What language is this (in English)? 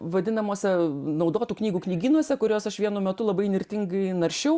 Lithuanian